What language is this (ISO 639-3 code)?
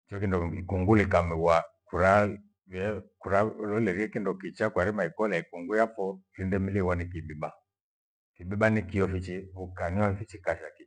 gwe